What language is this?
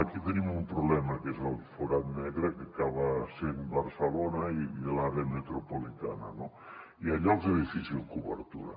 Catalan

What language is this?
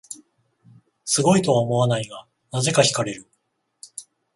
Japanese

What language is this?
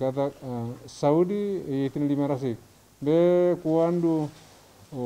Indonesian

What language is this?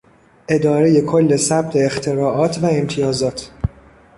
Persian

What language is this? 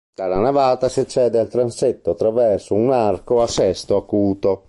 Italian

